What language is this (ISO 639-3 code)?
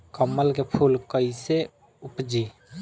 bho